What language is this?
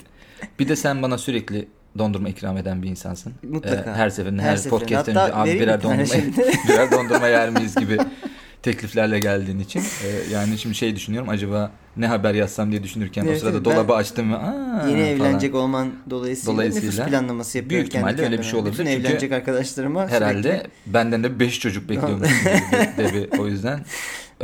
Turkish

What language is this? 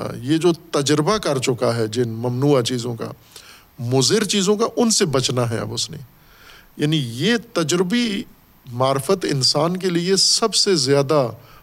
Urdu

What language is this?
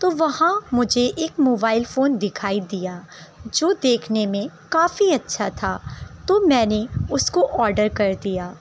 Urdu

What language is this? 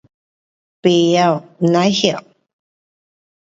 Pu-Xian Chinese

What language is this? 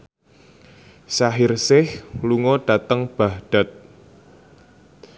Javanese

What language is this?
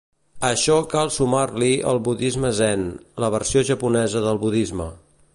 Catalan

